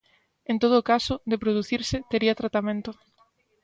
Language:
Galician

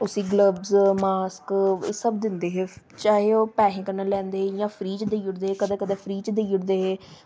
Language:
Dogri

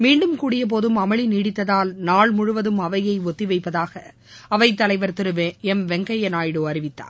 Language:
Tamil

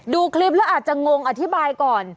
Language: Thai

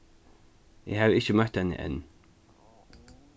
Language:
Faroese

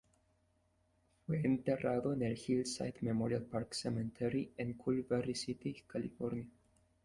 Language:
Spanish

